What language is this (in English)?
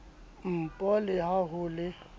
Southern Sotho